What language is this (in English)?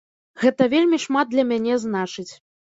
Belarusian